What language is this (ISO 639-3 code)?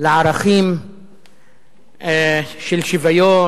heb